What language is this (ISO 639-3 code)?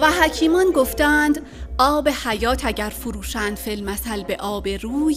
fas